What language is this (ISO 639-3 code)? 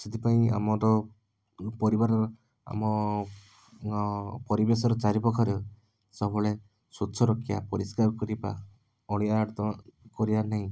ori